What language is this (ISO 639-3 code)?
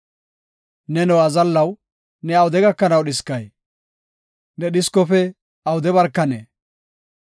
gof